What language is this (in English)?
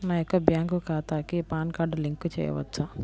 Telugu